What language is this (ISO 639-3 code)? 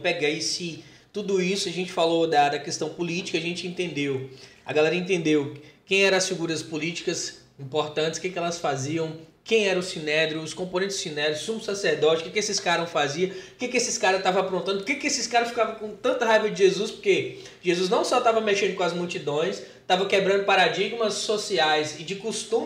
por